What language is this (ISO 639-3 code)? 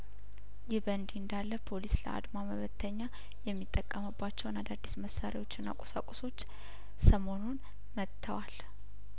amh